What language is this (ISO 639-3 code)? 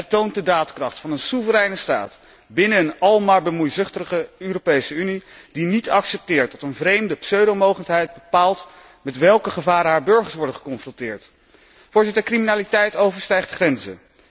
nld